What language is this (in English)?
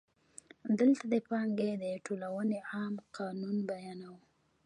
Pashto